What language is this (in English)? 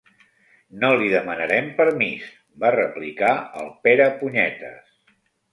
Catalan